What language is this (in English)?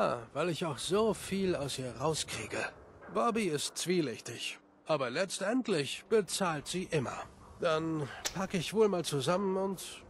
German